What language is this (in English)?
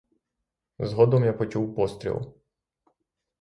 Ukrainian